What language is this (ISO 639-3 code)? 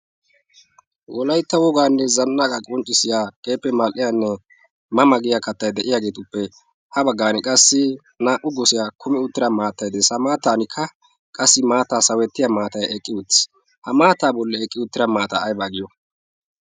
wal